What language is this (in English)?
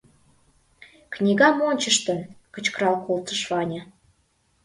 Mari